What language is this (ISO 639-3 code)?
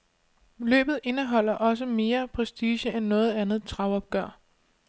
dan